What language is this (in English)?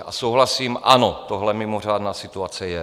Czech